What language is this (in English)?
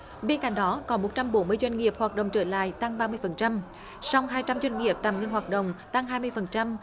Vietnamese